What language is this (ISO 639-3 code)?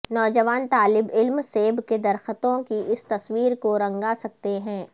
urd